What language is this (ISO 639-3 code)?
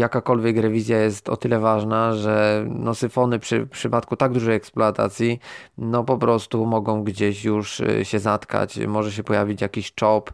pol